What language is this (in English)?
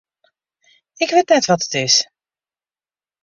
Western Frisian